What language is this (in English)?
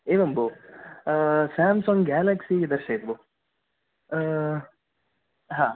Sanskrit